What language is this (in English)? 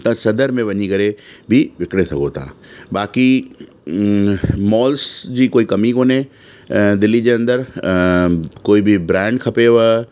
Sindhi